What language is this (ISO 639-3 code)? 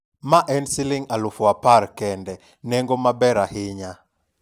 luo